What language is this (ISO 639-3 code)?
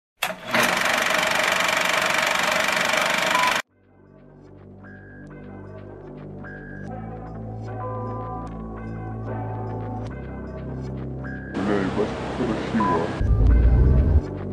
rus